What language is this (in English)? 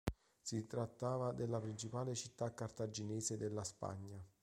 Italian